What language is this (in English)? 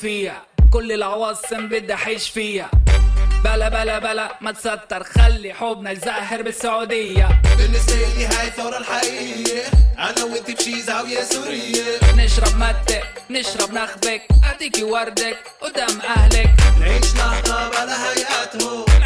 Hebrew